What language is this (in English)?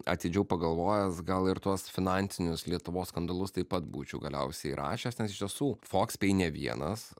Lithuanian